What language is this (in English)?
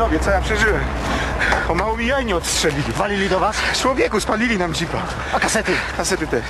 Polish